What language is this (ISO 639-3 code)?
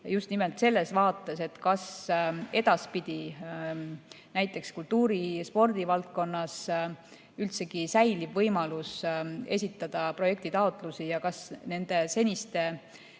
est